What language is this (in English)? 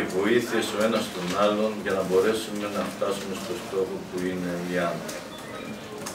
Greek